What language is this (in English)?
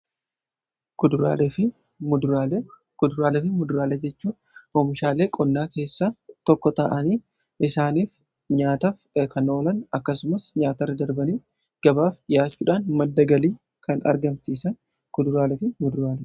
Oromo